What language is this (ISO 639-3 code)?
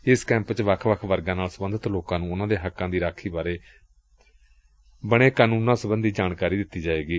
pan